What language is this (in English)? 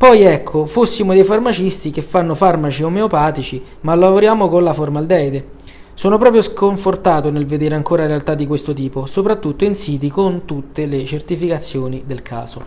Italian